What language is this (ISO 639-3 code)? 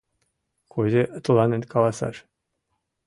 chm